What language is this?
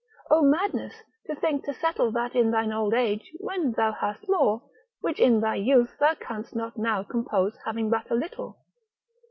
English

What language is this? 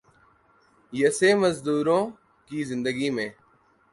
Urdu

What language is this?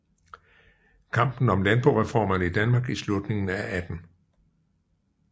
Danish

